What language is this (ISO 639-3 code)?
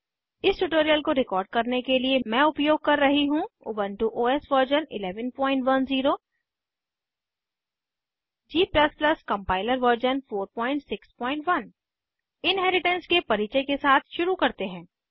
hin